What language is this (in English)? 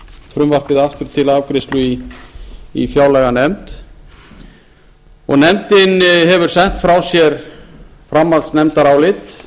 Icelandic